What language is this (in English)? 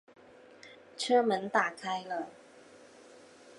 Chinese